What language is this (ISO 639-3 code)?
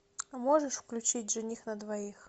rus